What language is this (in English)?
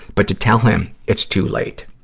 English